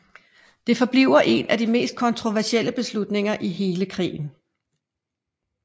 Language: Danish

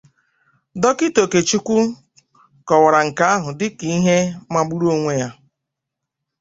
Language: Igbo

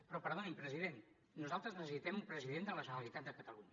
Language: Catalan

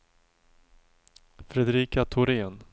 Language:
Swedish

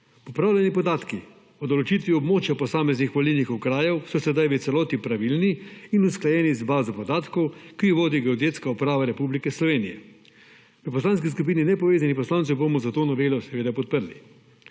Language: Slovenian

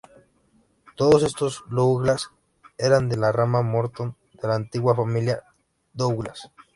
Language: Spanish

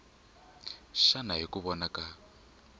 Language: Tsonga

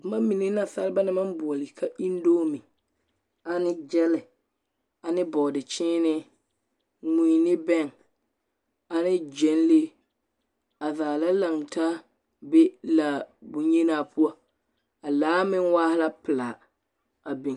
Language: Southern Dagaare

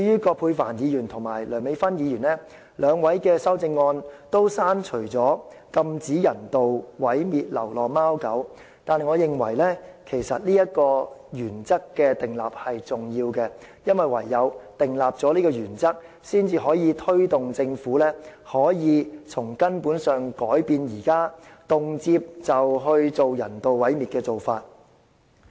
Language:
Cantonese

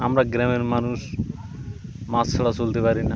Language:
Bangla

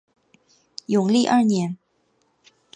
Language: Chinese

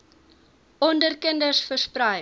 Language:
Afrikaans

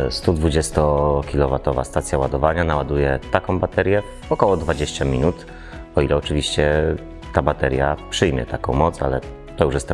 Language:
Polish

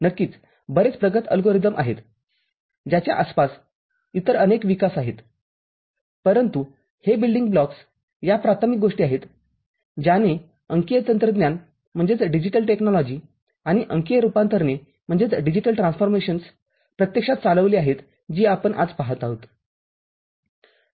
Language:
Marathi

